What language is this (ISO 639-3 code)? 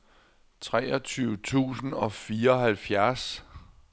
dan